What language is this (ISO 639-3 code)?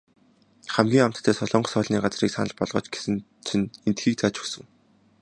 mon